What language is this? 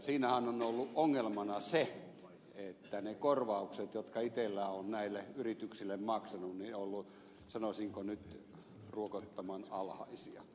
Finnish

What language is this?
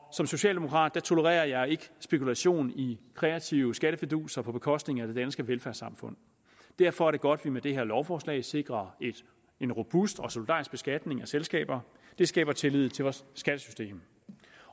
Danish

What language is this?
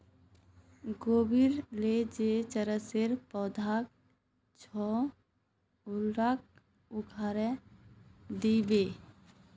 Magahi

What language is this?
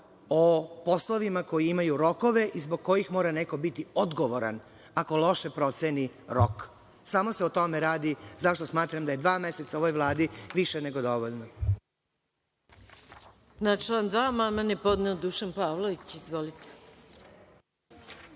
Serbian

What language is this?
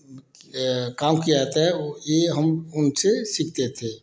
Hindi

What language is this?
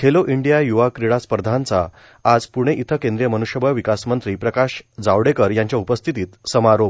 Marathi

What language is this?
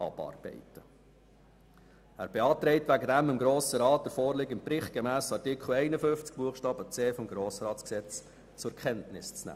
Swiss German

